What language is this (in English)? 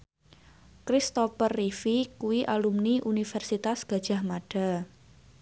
Javanese